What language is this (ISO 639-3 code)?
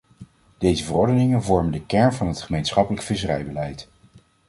nld